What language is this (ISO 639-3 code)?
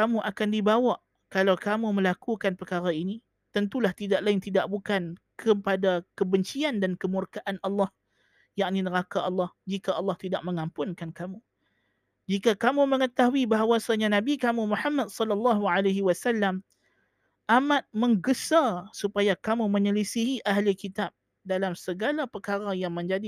msa